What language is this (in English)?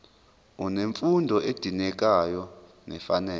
Zulu